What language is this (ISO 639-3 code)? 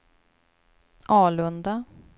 swe